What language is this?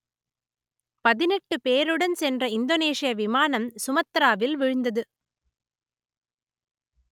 Tamil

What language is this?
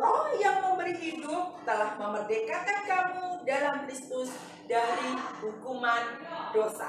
Indonesian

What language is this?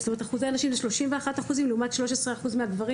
Hebrew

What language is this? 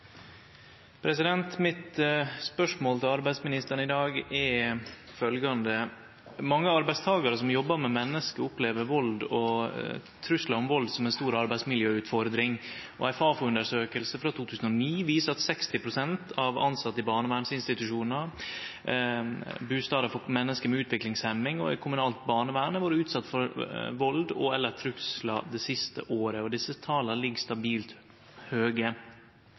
Norwegian Nynorsk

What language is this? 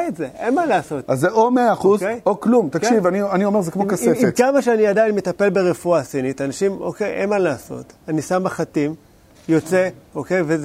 Hebrew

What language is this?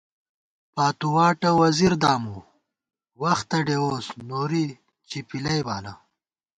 Gawar-Bati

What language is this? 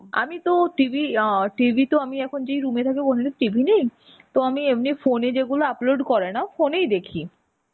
Bangla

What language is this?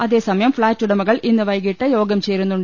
Malayalam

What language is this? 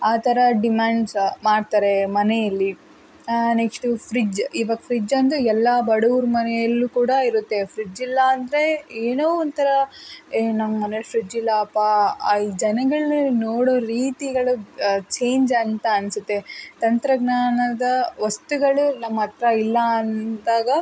Kannada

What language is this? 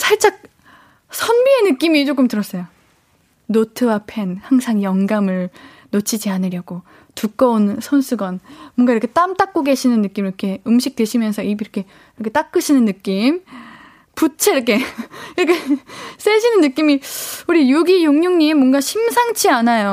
Korean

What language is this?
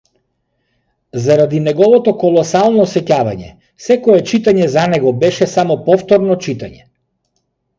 Macedonian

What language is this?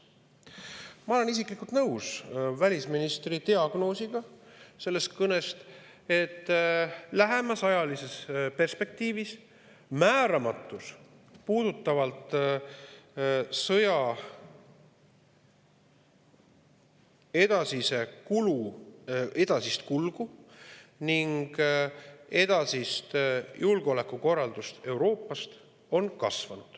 Estonian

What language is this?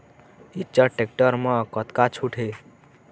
Chhattisgarhi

